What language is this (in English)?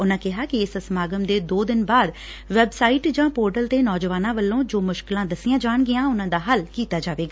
Punjabi